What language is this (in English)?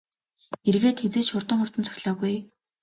Mongolian